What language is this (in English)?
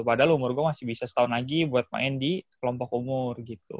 Indonesian